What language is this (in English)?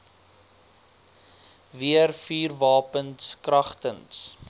Afrikaans